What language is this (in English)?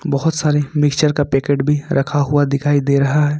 Hindi